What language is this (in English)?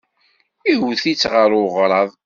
Kabyle